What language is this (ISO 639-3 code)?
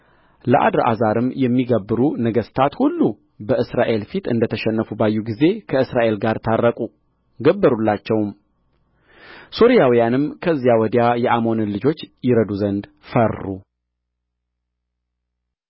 amh